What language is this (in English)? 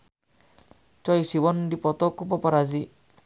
Sundanese